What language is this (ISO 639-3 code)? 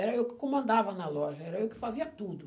por